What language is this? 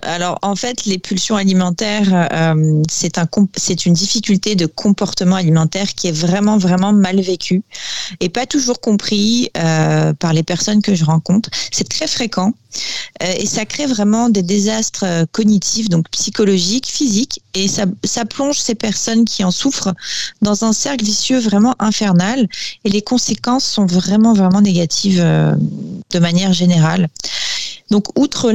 French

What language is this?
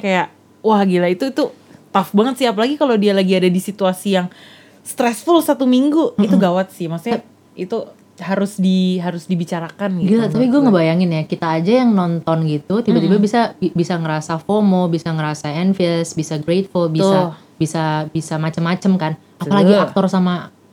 Indonesian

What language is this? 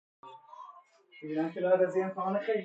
Persian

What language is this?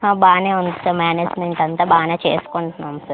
Telugu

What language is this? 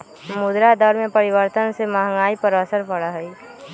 Magahi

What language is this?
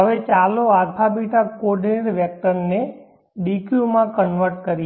Gujarati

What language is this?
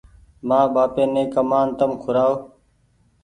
Goaria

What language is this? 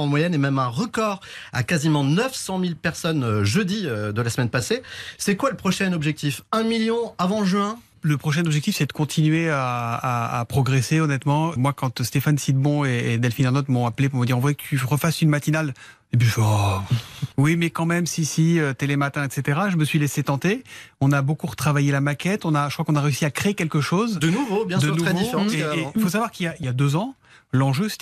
French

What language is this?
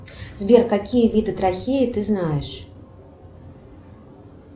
Russian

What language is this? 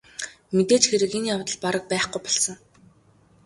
Mongolian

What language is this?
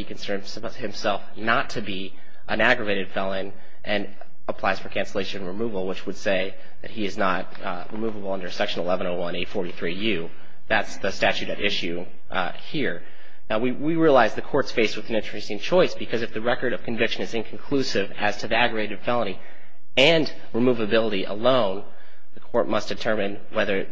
English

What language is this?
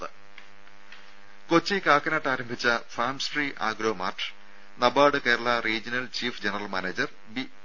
Malayalam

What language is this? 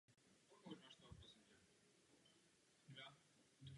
Czech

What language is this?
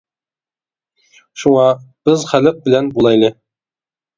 Uyghur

